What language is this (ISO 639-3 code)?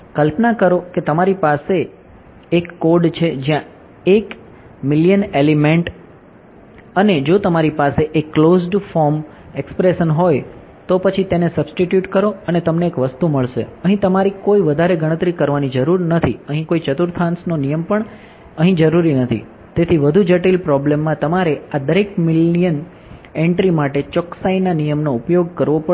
guj